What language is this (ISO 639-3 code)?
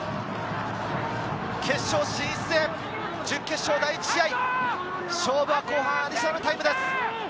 jpn